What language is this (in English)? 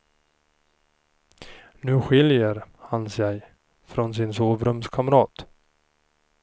Swedish